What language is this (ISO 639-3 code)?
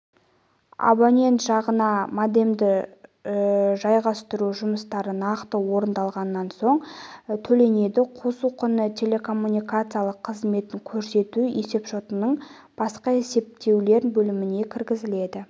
kaz